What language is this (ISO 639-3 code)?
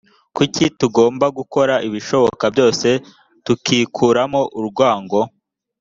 kin